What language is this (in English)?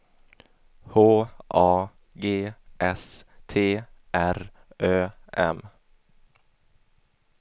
Swedish